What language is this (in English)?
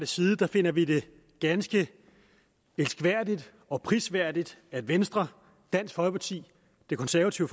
Danish